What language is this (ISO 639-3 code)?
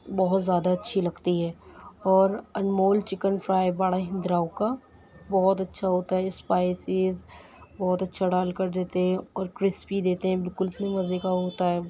urd